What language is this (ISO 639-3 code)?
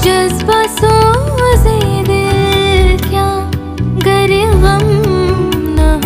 urd